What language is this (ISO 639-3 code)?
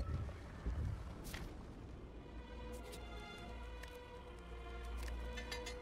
kor